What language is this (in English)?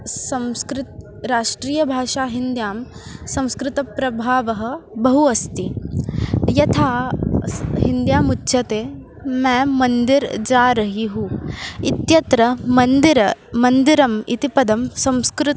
Sanskrit